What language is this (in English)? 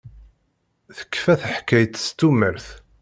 Kabyle